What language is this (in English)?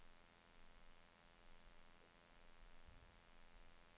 Swedish